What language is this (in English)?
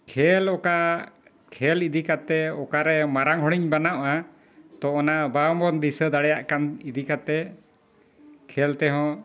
Santali